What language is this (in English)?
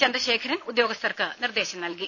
Malayalam